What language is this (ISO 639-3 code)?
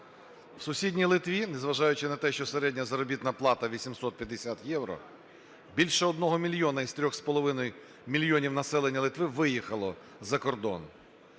ukr